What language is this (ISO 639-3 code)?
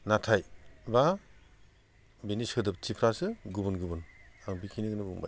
brx